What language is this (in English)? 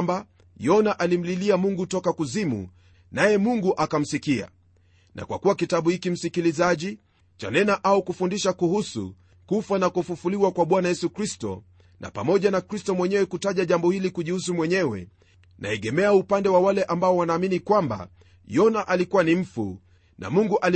Swahili